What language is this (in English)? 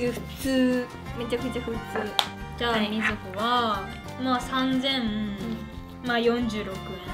Japanese